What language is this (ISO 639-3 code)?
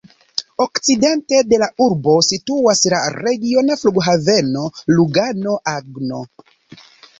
epo